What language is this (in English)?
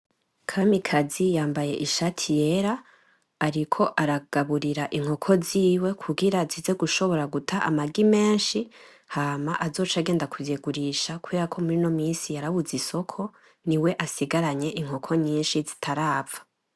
Rundi